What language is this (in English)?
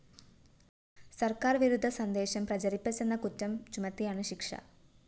Malayalam